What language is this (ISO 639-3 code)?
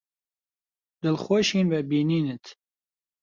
ckb